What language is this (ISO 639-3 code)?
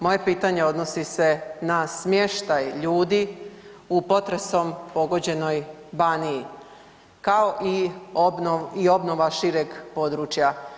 hrv